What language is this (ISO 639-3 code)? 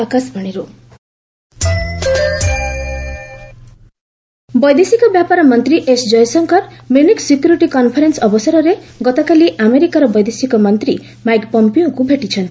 ori